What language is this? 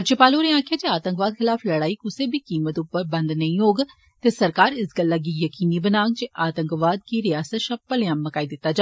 Dogri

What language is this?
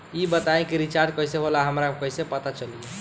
Bhojpuri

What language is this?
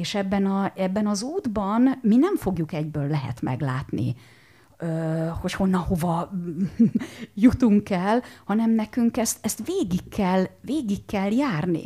Hungarian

